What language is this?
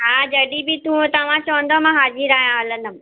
Sindhi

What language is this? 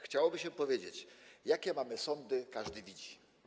Polish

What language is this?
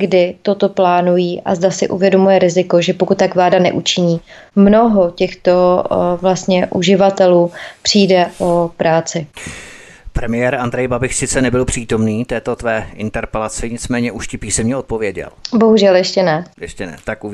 Czech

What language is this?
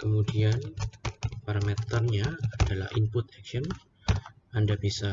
Indonesian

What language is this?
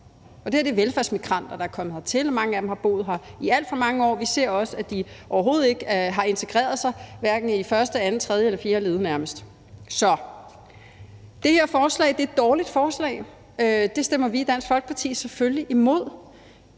Danish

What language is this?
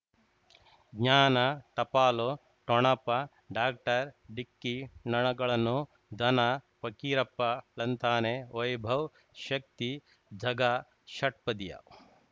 Kannada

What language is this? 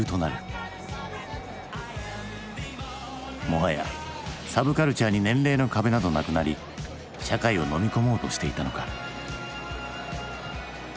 Japanese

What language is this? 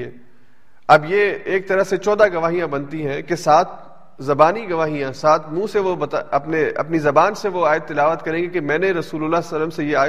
Urdu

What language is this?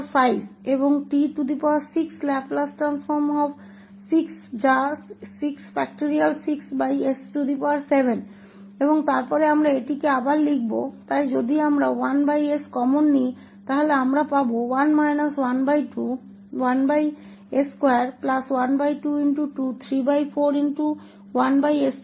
Hindi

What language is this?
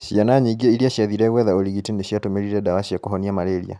Kikuyu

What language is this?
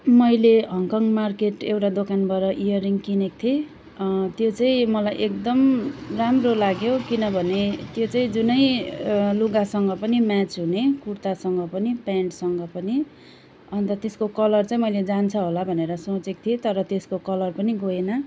Nepali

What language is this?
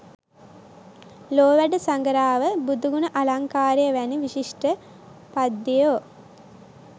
Sinhala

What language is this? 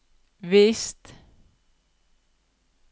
Norwegian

